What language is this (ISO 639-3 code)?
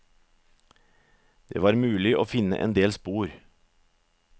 nor